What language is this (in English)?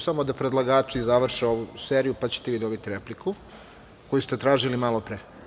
Serbian